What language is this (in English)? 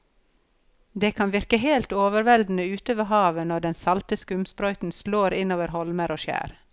Norwegian